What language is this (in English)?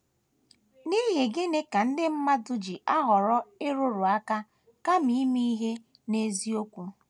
Igbo